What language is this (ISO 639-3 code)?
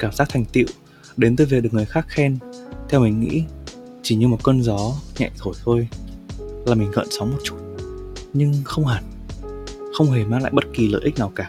vie